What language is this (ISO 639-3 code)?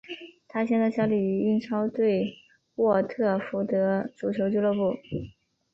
zho